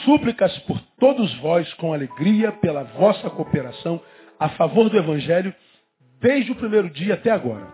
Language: Portuguese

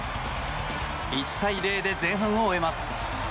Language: Japanese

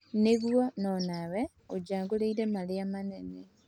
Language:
Kikuyu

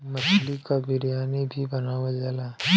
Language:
Bhojpuri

